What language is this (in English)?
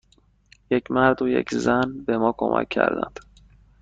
Persian